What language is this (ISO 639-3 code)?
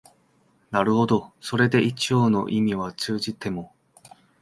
jpn